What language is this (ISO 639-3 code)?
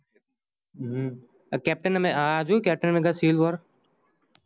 guj